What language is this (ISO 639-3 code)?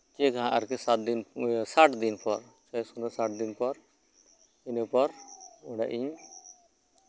sat